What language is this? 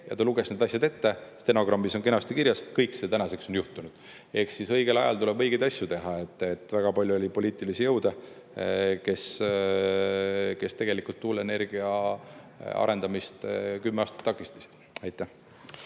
Estonian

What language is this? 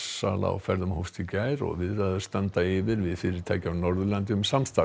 Icelandic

